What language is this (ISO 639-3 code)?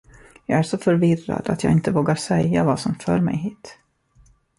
swe